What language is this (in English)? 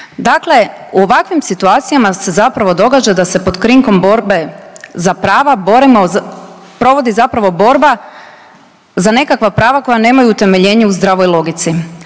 Croatian